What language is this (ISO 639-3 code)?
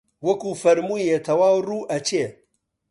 ckb